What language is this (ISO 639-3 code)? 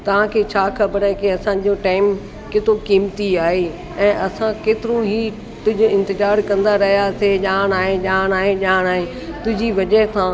snd